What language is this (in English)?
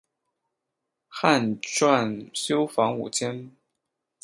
Chinese